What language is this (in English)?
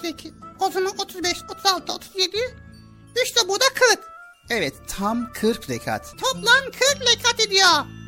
Turkish